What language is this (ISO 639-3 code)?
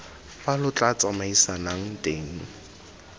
tsn